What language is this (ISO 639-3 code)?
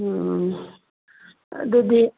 mni